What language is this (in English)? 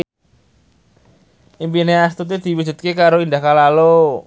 Javanese